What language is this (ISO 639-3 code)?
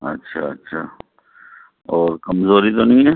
urd